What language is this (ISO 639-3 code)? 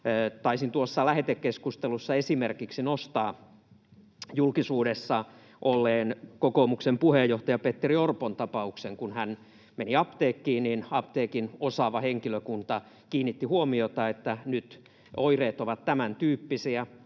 fin